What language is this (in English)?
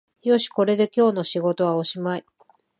Japanese